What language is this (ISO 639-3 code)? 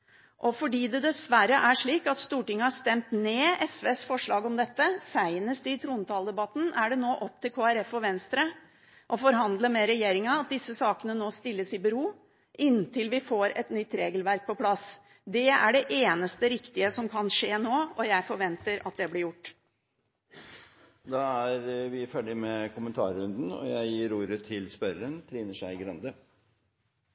nor